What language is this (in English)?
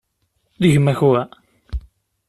Kabyle